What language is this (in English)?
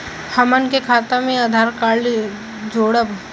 Bhojpuri